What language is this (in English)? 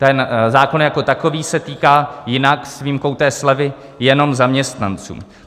Czech